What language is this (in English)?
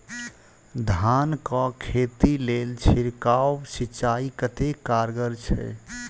Maithili